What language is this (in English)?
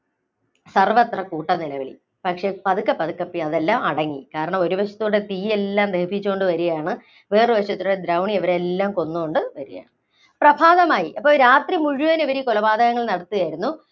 Malayalam